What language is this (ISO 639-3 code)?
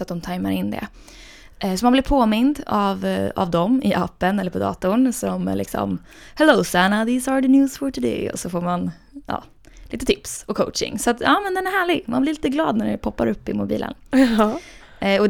swe